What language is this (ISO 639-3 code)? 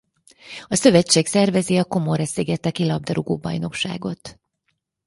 hun